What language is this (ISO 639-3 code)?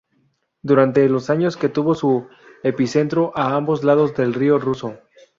spa